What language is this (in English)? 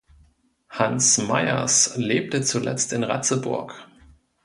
German